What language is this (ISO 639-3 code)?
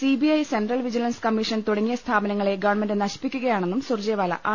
mal